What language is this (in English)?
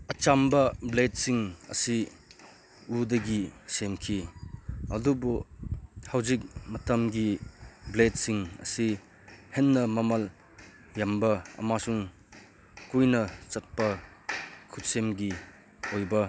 Manipuri